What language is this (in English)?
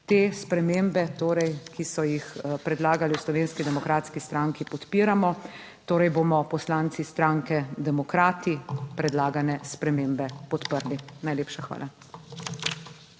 Slovenian